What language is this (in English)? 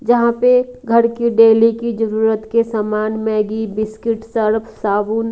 Hindi